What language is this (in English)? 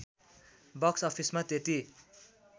Nepali